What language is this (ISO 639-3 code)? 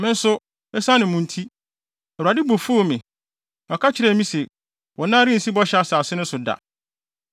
aka